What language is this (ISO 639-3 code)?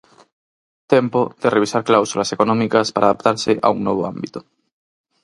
glg